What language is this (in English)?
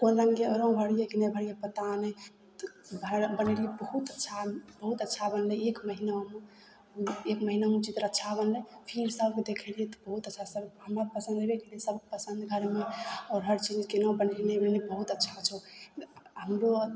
Maithili